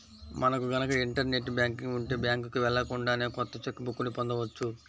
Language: Telugu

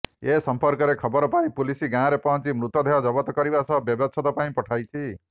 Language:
Odia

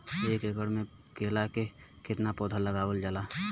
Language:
Bhojpuri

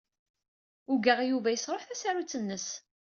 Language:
Kabyle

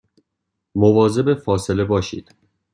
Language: Persian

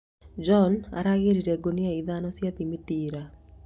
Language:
Kikuyu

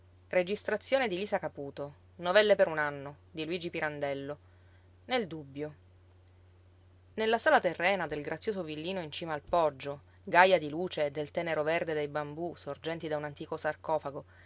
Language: Italian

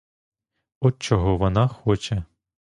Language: Ukrainian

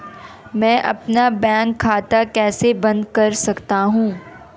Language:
Hindi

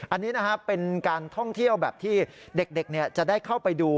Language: Thai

